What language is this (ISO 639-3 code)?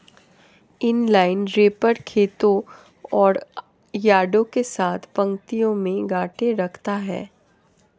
hin